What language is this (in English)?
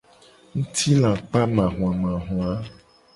Gen